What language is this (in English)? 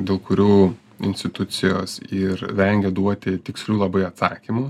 Lithuanian